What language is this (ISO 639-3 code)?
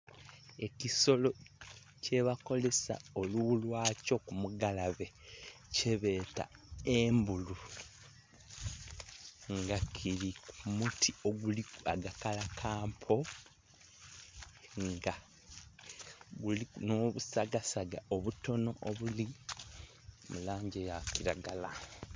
xog